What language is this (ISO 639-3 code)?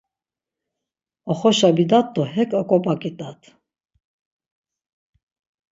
lzz